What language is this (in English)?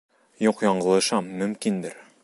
Bashkir